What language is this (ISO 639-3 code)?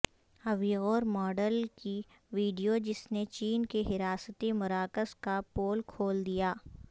urd